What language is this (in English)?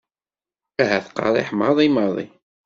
Kabyle